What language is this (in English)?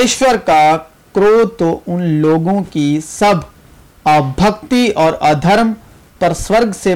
Urdu